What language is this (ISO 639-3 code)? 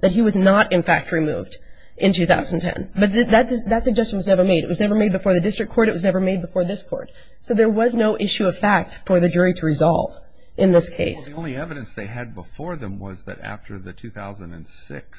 eng